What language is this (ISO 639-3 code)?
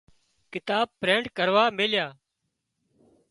kxp